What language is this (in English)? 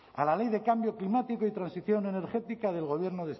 Spanish